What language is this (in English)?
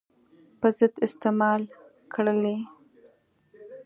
Pashto